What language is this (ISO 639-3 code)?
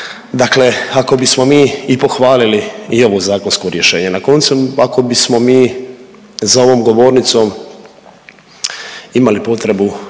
hrv